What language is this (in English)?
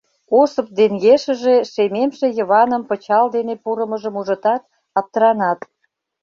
Mari